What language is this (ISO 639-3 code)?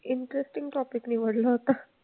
mar